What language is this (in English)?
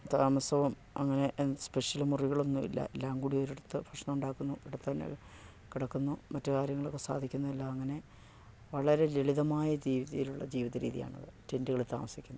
Malayalam